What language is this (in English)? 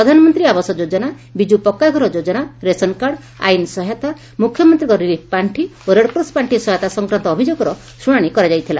Odia